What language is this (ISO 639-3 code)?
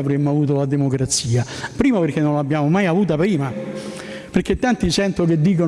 ita